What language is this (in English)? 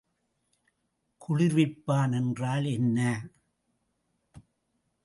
Tamil